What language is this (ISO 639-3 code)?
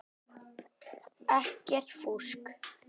isl